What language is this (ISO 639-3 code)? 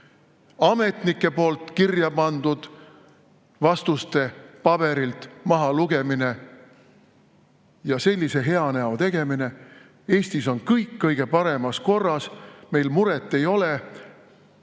est